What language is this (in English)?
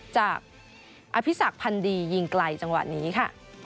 Thai